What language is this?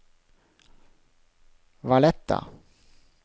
Norwegian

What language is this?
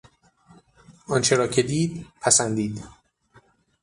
Persian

